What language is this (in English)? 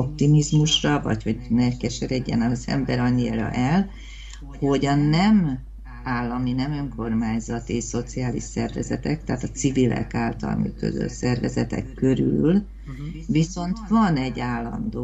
Hungarian